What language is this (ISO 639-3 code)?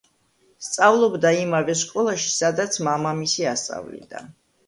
kat